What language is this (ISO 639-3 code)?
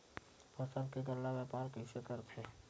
hne